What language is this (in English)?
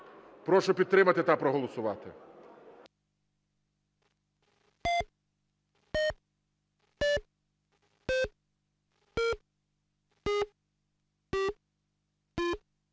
Ukrainian